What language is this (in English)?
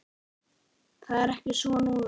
Icelandic